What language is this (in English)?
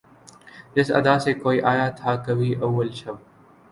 Urdu